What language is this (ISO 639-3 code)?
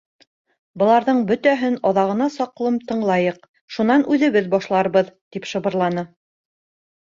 bak